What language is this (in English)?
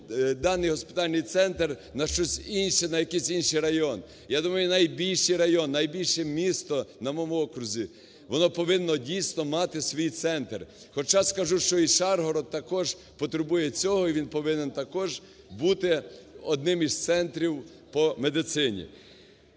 Ukrainian